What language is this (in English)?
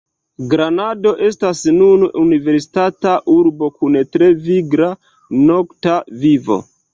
Esperanto